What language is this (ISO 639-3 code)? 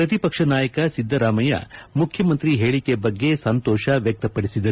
kan